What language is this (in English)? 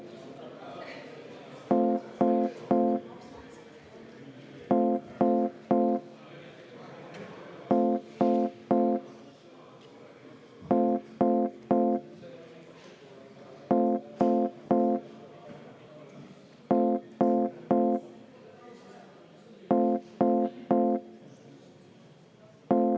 Estonian